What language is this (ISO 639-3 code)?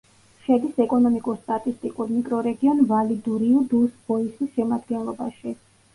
kat